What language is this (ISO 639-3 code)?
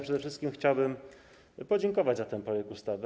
pol